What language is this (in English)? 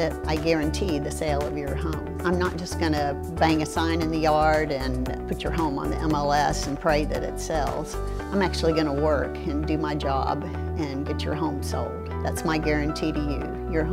English